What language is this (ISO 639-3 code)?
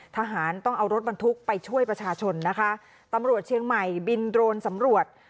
tha